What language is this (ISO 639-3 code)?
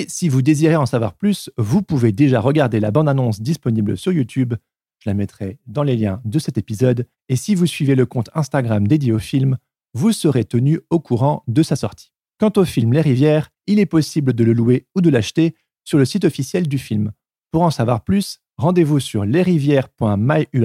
fra